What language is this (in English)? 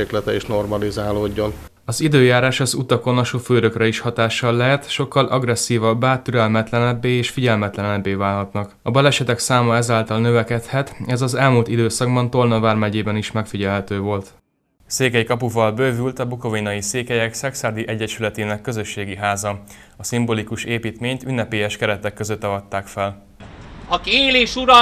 Hungarian